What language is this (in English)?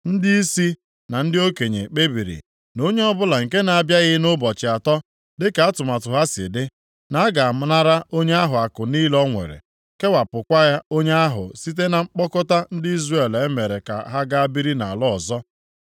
Igbo